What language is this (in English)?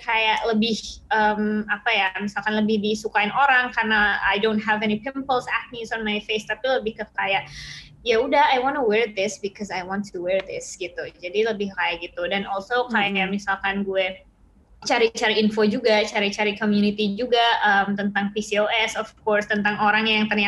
Indonesian